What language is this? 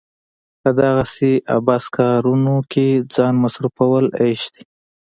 Pashto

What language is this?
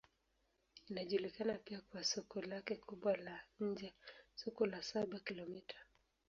Swahili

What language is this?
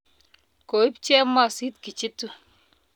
Kalenjin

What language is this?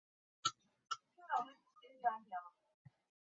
Chinese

